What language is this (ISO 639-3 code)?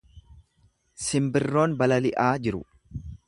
orm